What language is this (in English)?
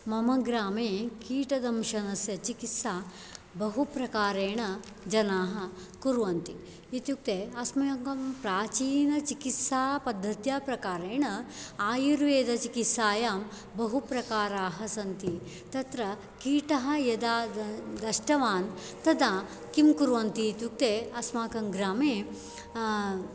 Sanskrit